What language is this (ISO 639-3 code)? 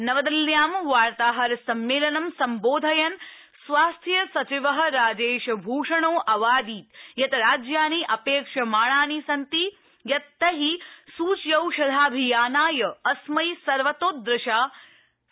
san